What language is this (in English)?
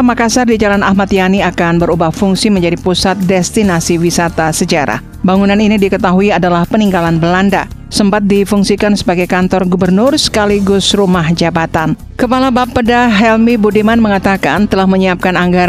Indonesian